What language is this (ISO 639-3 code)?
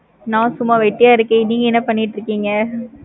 tam